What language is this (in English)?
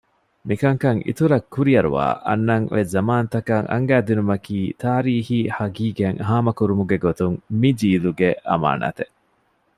Divehi